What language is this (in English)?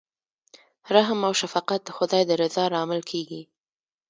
Pashto